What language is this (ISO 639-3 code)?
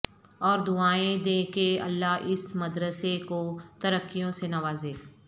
urd